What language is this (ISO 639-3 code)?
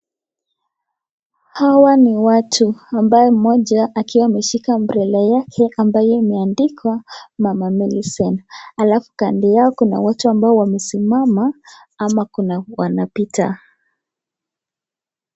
swa